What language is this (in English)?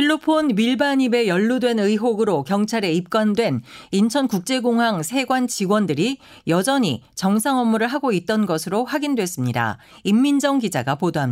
Korean